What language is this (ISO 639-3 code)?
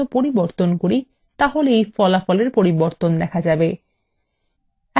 ben